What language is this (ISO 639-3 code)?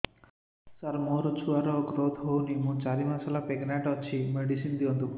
ori